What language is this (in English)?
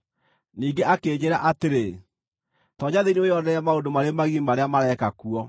Kikuyu